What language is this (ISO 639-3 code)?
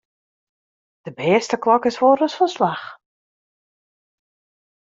fry